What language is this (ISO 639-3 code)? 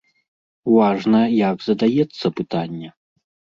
bel